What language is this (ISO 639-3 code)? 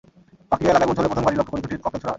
ben